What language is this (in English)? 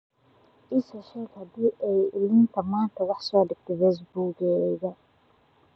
Somali